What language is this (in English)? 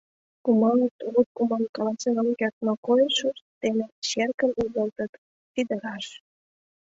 Mari